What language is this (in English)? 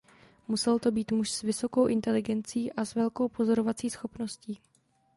Czech